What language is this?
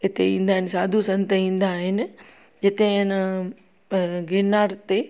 Sindhi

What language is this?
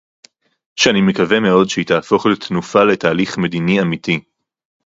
Hebrew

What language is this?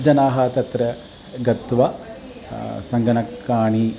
Sanskrit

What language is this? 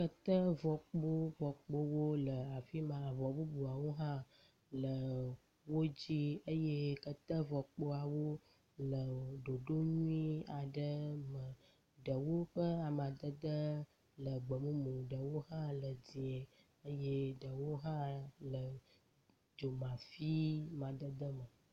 Ewe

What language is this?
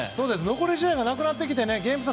Japanese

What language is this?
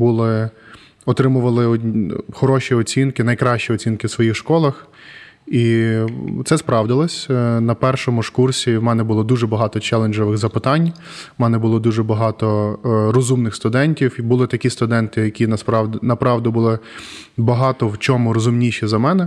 Ukrainian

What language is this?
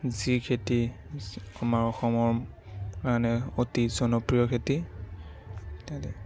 Assamese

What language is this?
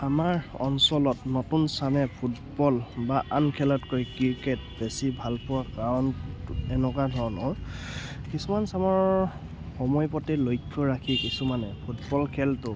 Assamese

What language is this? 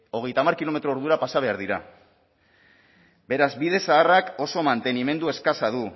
Basque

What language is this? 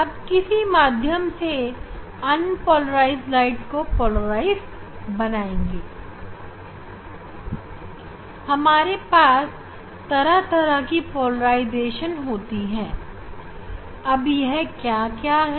Hindi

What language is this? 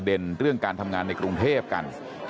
Thai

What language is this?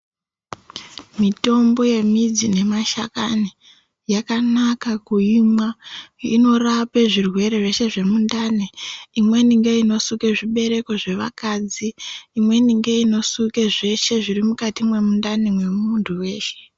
Ndau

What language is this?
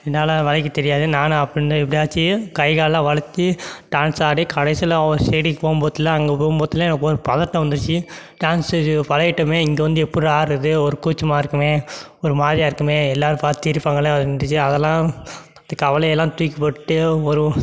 Tamil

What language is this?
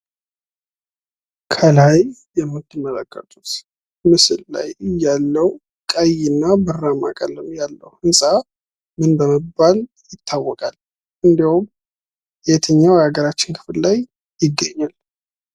Amharic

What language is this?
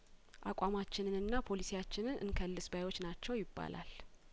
Amharic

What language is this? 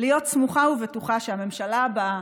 Hebrew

